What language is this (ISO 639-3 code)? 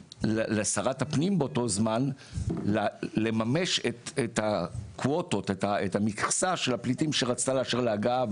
heb